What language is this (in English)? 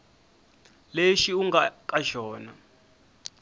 Tsonga